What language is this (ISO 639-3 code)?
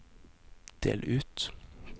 nor